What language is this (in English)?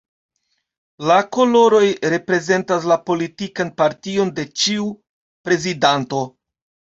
Esperanto